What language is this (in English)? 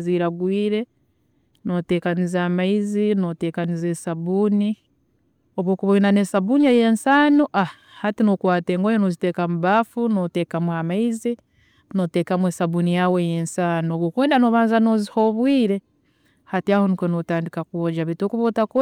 Tooro